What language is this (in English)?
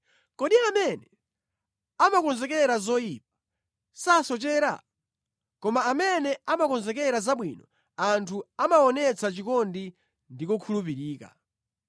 Nyanja